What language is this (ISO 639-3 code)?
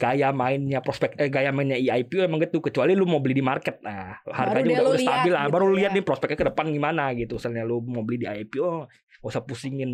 ind